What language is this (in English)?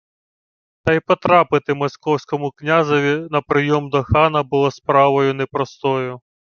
Ukrainian